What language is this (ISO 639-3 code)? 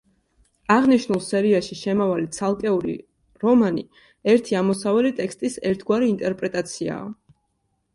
kat